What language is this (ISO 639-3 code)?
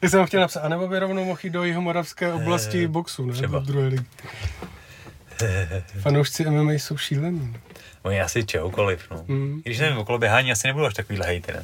ces